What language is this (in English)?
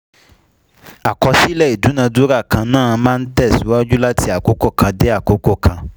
Yoruba